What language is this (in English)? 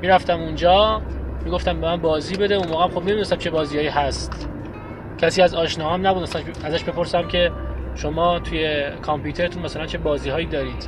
Persian